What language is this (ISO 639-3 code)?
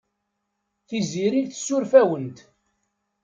kab